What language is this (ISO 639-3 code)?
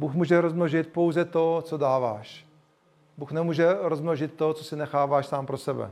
ces